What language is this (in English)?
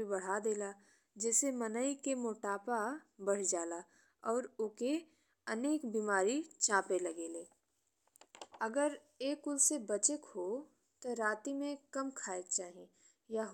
Bhojpuri